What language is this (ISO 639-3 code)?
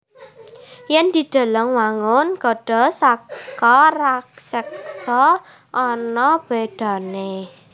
jav